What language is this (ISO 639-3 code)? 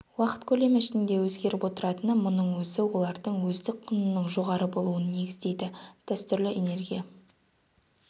kaz